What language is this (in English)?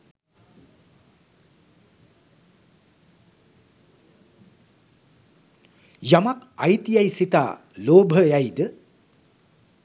Sinhala